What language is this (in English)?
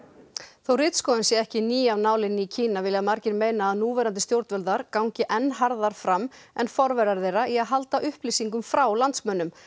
Icelandic